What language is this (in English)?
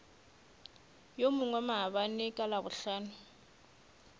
Northern Sotho